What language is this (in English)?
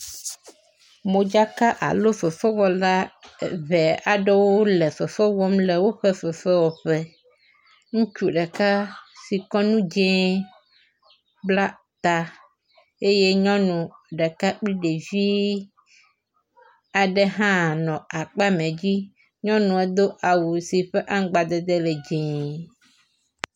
Ewe